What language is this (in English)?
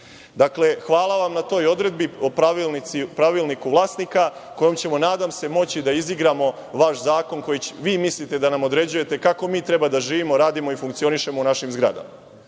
Serbian